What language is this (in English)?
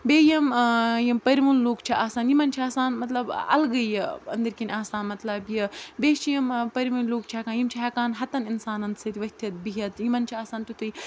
Kashmiri